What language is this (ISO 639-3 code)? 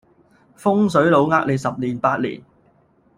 yue